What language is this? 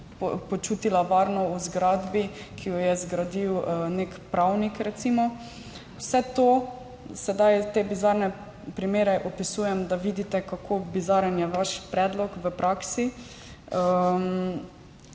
Slovenian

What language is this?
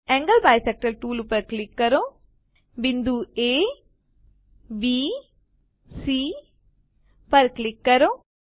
Gujarati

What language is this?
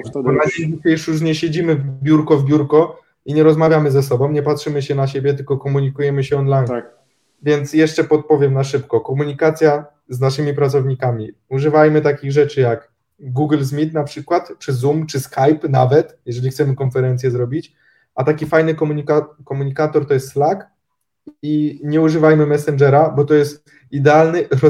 Polish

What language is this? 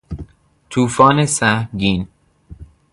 Persian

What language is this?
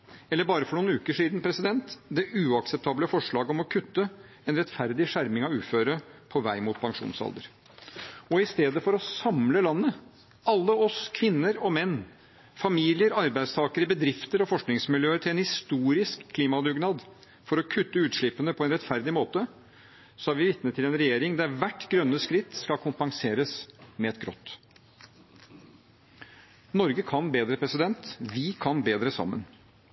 Norwegian Bokmål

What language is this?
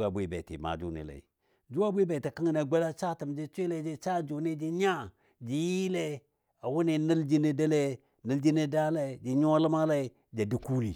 Dadiya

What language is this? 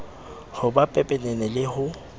Southern Sotho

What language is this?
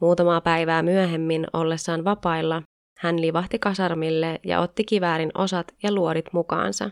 Finnish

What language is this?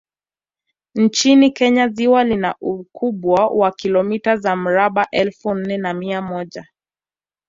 Swahili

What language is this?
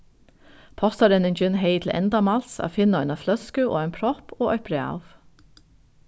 Faroese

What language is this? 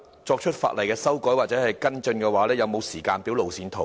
Cantonese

